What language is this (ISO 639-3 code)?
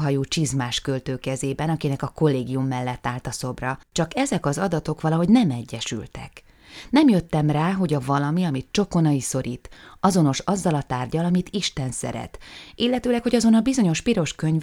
hun